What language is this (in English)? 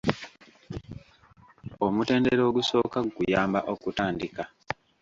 Ganda